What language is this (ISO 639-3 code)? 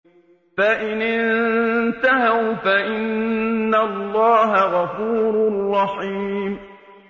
ara